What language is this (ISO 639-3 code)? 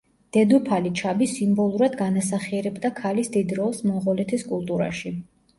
kat